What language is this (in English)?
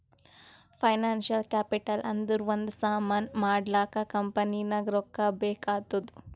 Kannada